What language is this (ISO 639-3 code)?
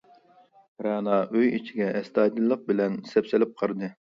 uig